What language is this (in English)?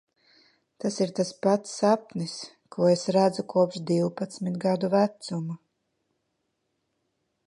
Latvian